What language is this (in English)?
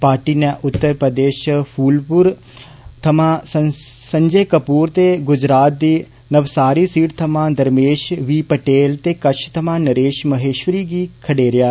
Dogri